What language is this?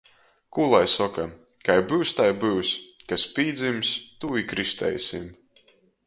Latgalian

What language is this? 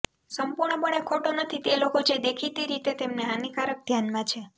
Gujarati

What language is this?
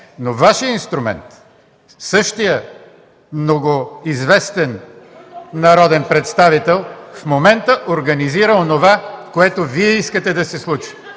Bulgarian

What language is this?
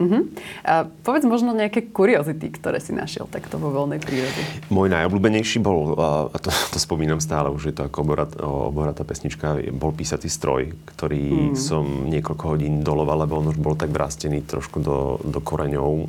Slovak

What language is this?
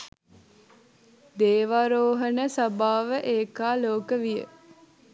Sinhala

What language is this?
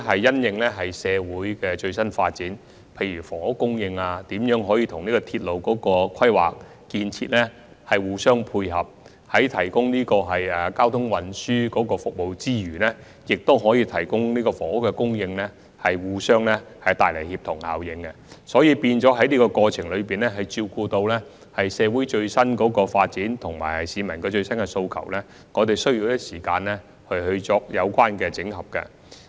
Cantonese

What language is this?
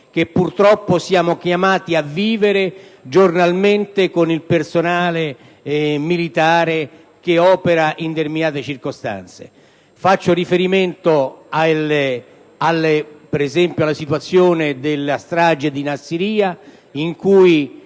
Italian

